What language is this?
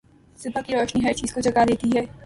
Urdu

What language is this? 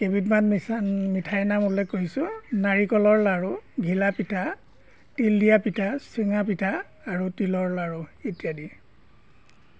Assamese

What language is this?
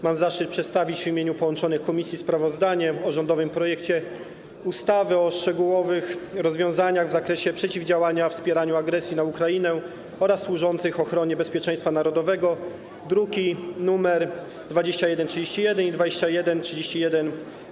Polish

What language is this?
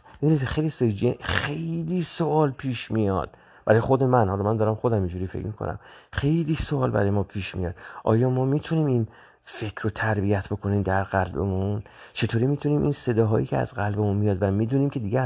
Persian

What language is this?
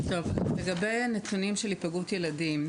Hebrew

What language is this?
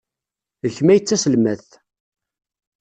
Kabyle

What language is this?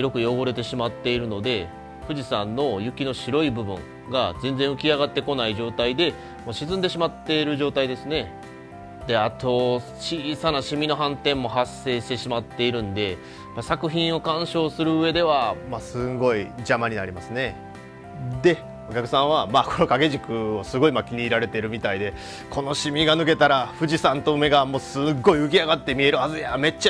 Japanese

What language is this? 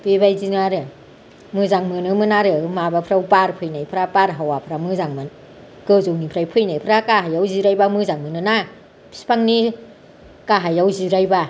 Bodo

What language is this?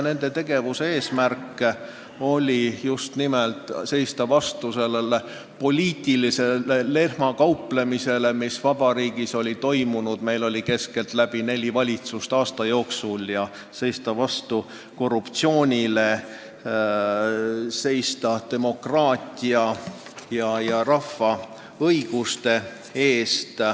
Estonian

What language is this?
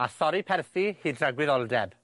Welsh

